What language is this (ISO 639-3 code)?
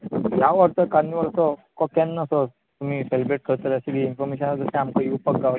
kok